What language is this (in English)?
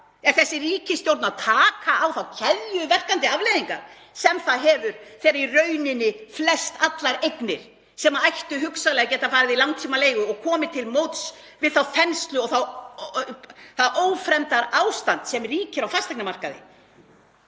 Icelandic